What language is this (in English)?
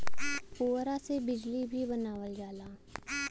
Bhojpuri